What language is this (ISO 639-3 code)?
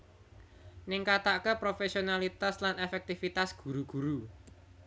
jav